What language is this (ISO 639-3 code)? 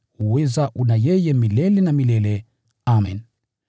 swa